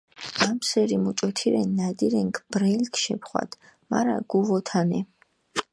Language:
Mingrelian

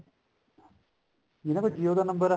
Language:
Punjabi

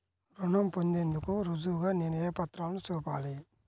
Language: Telugu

